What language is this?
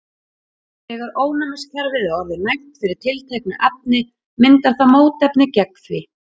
Icelandic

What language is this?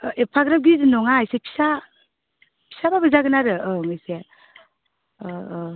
Bodo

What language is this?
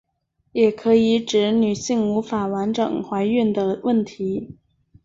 Chinese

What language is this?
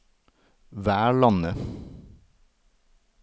Norwegian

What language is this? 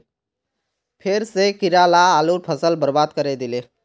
Magahi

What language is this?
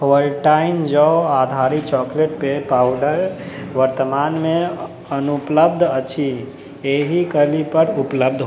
Maithili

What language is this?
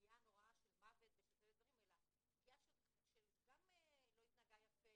Hebrew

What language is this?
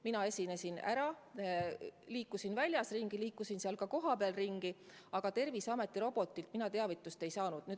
Estonian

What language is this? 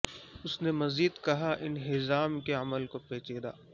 Urdu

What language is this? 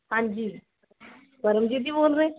Punjabi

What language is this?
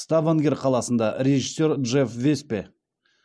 Kazakh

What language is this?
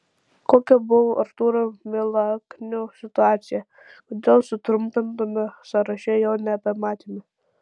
Lithuanian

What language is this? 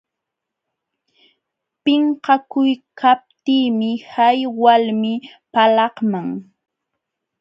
Jauja Wanca Quechua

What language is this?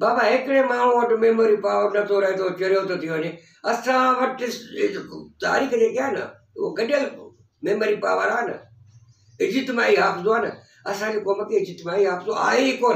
Hindi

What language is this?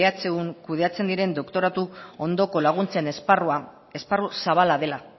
Basque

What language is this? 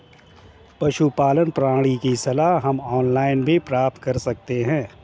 Hindi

